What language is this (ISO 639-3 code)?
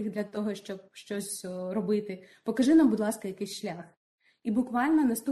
ukr